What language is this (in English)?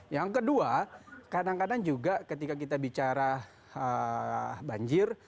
Indonesian